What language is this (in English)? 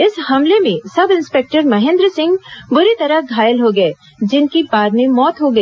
Hindi